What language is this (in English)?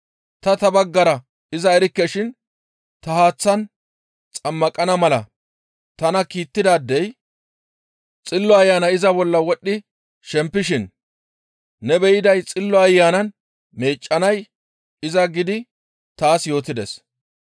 Gamo